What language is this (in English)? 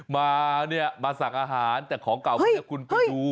Thai